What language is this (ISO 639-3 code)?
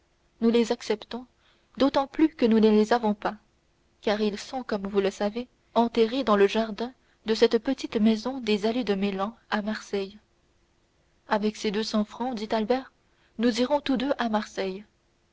fra